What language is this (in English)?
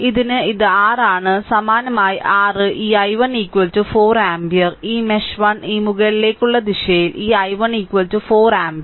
Malayalam